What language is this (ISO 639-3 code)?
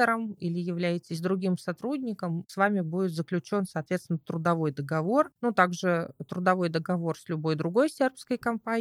rus